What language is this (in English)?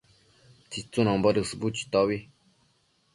Matsés